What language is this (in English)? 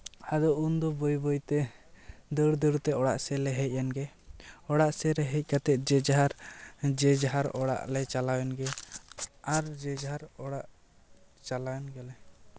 Santali